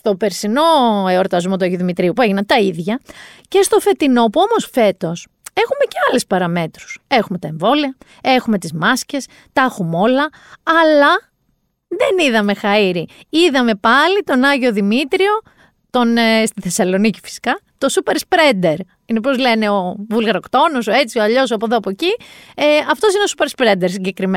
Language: Greek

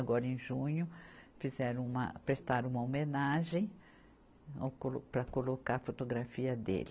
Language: Portuguese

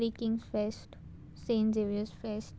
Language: Konkani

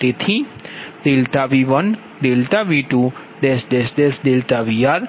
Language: Gujarati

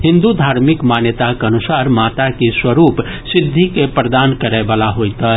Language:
Maithili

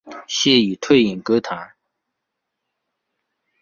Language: Chinese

